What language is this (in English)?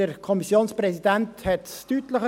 Swiss German